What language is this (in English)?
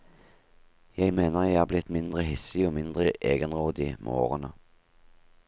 Norwegian